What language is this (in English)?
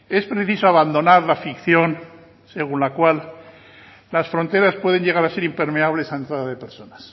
Spanish